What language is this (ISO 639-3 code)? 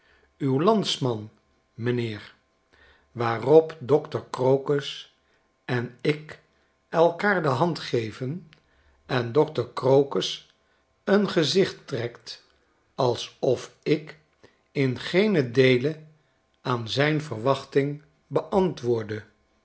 nld